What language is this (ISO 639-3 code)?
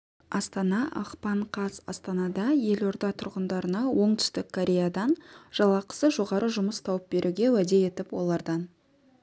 kaz